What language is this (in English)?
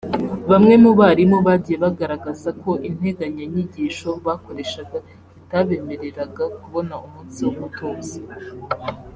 Kinyarwanda